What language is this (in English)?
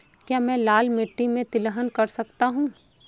Hindi